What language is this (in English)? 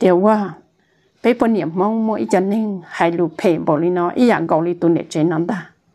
Thai